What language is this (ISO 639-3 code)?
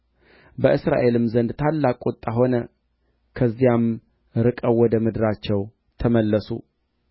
amh